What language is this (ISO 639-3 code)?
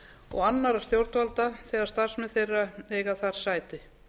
isl